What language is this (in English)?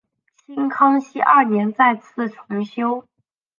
Chinese